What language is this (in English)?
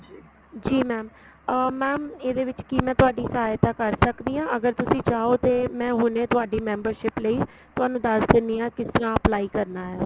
Punjabi